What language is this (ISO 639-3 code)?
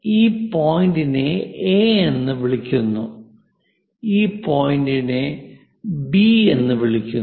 mal